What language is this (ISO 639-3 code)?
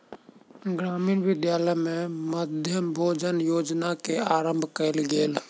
mai